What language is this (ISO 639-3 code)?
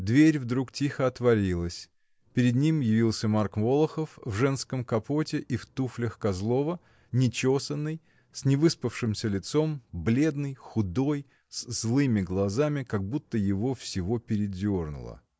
rus